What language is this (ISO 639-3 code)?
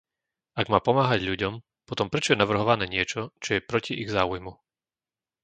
slk